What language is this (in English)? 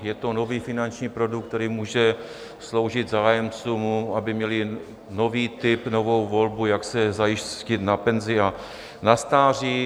Czech